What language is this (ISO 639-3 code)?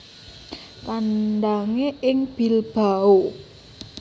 jav